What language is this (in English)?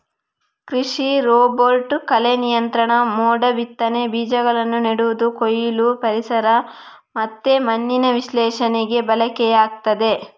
Kannada